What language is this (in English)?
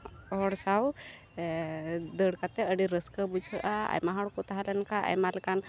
Santali